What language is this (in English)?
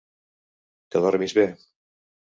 Catalan